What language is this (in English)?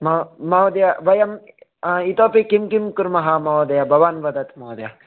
Sanskrit